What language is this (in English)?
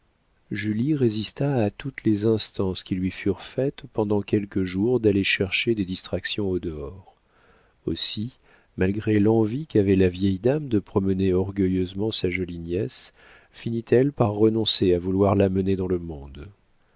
French